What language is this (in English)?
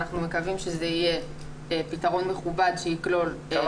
Hebrew